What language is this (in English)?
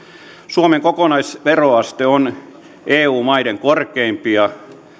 Finnish